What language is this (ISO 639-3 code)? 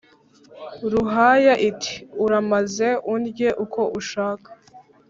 kin